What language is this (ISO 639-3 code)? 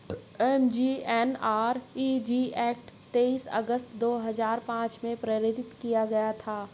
hin